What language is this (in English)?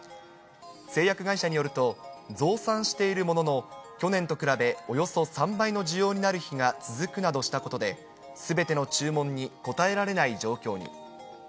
Japanese